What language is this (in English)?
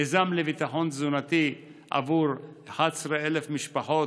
Hebrew